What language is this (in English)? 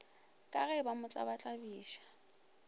Northern Sotho